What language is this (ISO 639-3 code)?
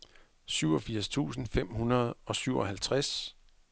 dan